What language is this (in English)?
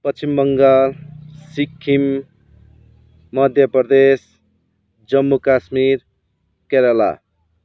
Nepali